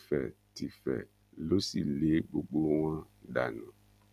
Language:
Yoruba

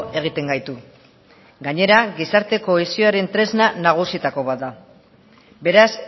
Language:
Basque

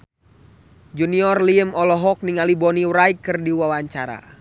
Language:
Sundanese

